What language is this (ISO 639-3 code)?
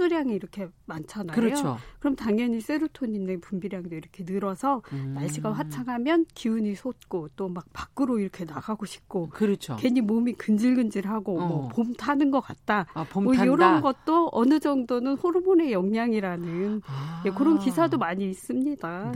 kor